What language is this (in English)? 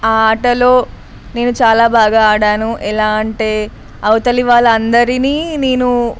Telugu